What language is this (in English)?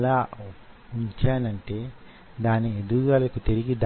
Telugu